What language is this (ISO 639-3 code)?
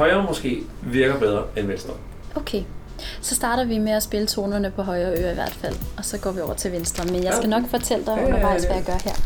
dan